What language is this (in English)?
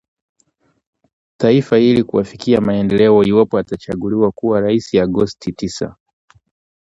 Swahili